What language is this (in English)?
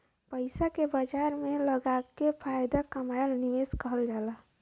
Bhojpuri